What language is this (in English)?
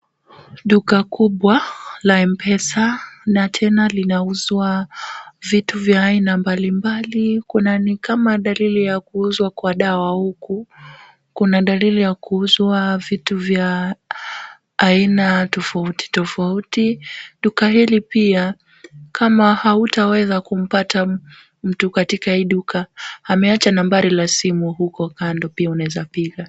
Swahili